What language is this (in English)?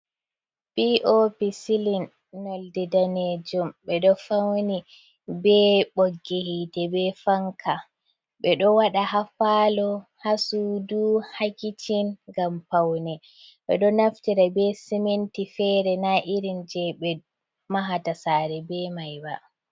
Fula